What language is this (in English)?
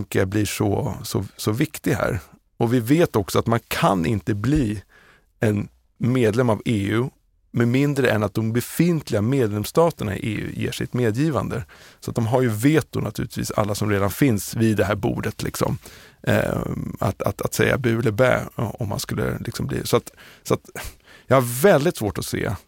Swedish